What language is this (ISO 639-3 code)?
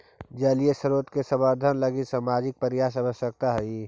mag